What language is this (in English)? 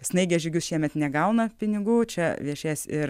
Lithuanian